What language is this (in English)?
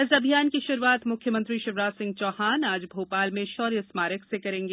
Hindi